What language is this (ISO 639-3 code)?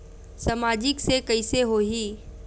hne